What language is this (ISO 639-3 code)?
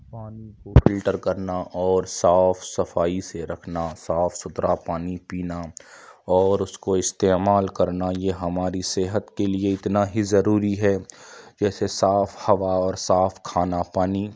urd